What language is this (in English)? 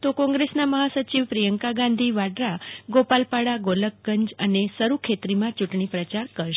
Gujarati